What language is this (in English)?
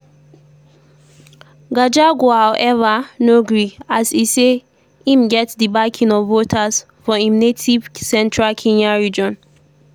Nigerian Pidgin